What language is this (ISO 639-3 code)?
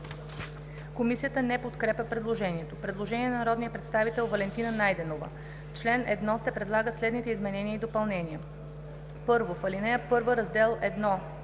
bul